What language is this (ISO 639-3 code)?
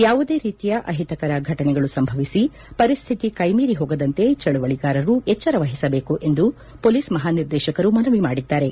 kan